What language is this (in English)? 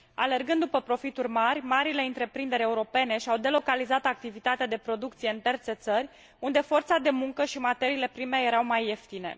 Romanian